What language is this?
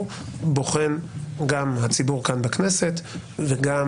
Hebrew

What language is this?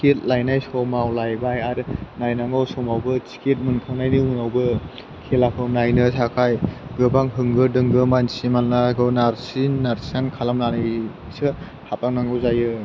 Bodo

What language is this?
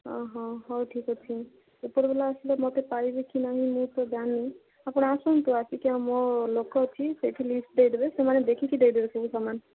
Odia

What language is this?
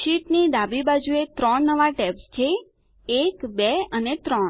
Gujarati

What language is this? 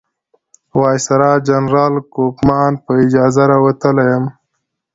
Pashto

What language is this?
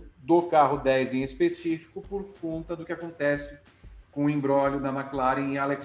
Portuguese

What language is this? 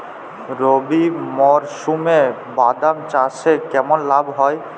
Bangla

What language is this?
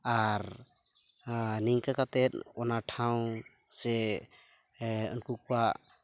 Santali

